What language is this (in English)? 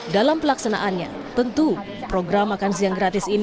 Indonesian